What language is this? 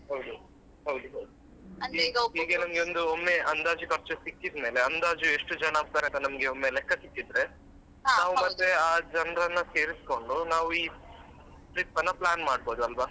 Kannada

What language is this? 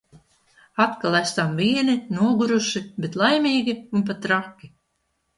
Latvian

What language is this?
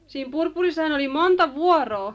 Finnish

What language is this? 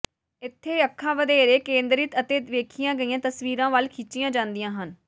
Punjabi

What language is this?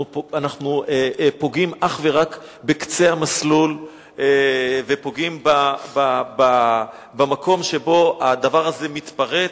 Hebrew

